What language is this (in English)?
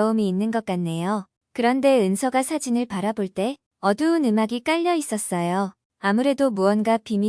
Korean